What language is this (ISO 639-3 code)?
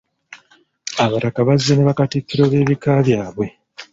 lug